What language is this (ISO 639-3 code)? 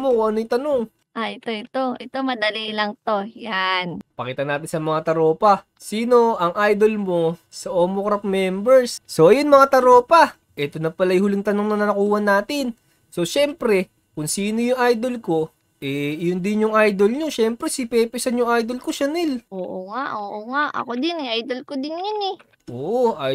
fil